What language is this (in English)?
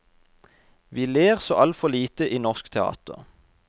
Norwegian